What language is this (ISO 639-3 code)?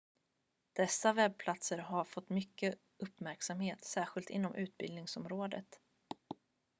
swe